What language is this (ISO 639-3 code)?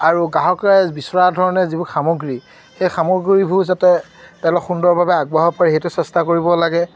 asm